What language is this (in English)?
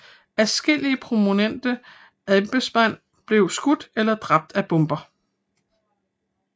Danish